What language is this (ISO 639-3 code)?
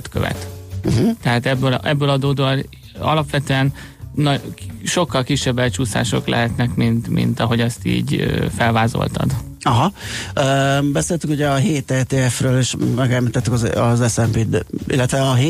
hun